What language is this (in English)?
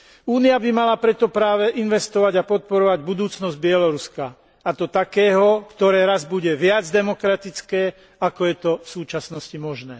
Slovak